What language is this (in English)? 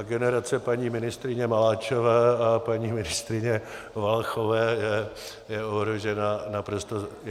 Czech